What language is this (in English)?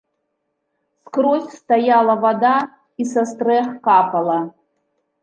Belarusian